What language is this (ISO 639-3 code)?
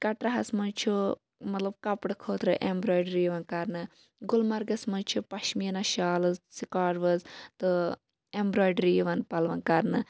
kas